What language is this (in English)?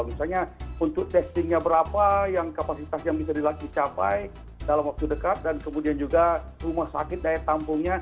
Indonesian